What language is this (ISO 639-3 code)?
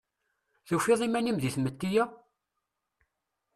kab